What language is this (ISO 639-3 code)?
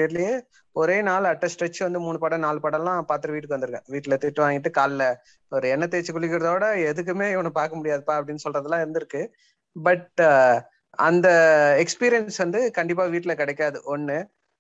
tam